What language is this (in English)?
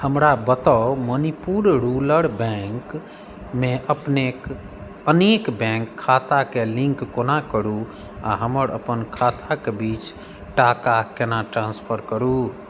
Maithili